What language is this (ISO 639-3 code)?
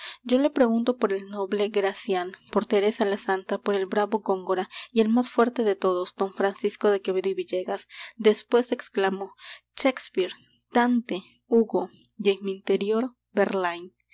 spa